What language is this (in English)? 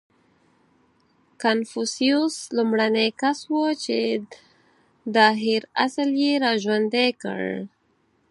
Pashto